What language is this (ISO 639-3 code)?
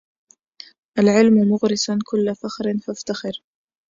ara